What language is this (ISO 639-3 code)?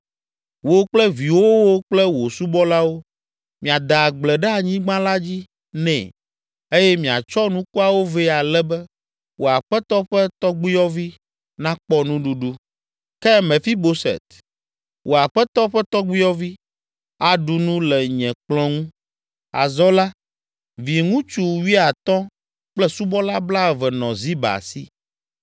ewe